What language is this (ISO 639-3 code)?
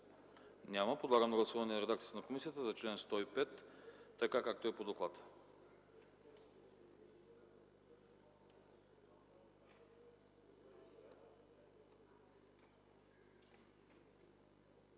bul